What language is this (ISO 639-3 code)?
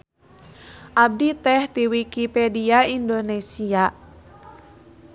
sun